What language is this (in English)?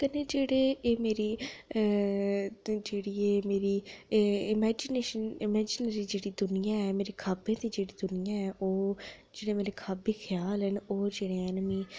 Dogri